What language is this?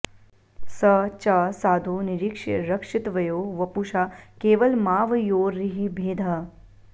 Sanskrit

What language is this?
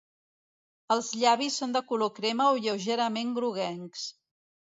Catalan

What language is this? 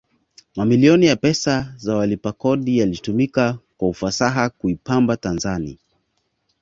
Swahili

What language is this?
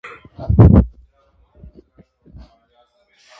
Armenian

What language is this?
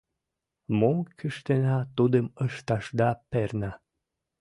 Mari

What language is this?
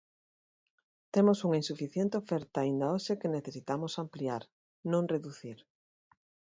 Galician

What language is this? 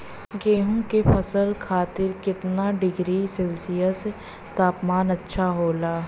Bhojpuri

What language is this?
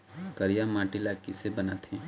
Chhattisgarhi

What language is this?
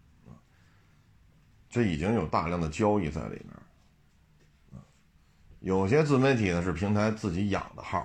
Chinese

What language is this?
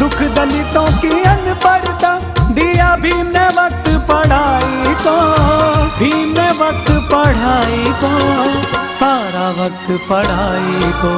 Hindi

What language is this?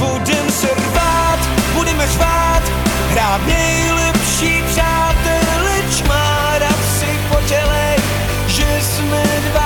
Slovak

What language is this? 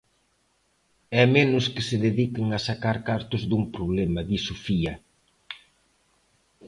Galician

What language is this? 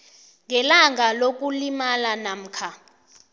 South Ndebele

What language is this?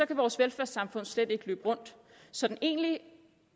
Danish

